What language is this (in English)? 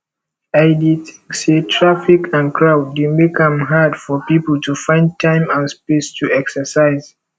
Nigerian Pidgin